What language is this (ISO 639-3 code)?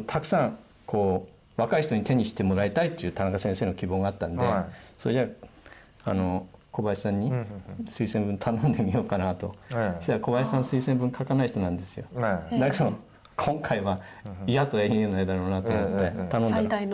jpn